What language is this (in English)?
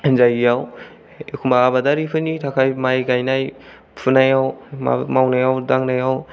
Bodo